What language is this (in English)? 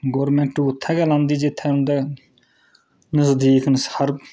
Dogri